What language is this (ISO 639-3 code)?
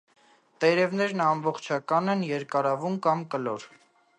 hye